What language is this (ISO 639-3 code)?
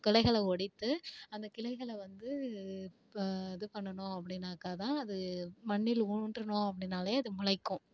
tam